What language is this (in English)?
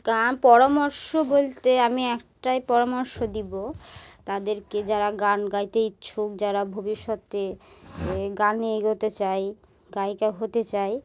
Bangla